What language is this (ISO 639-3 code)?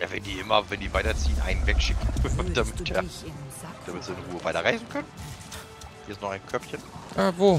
deu